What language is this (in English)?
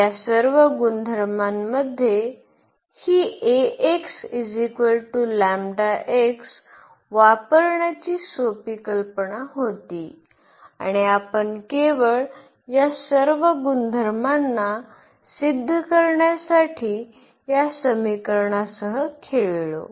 Marathi